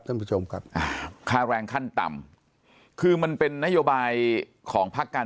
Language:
Thai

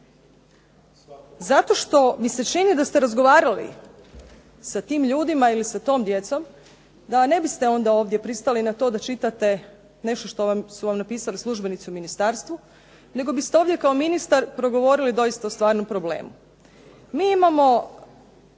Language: Croatian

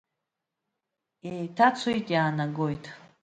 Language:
Abkhazian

